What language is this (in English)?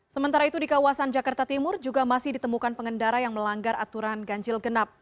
Indonesian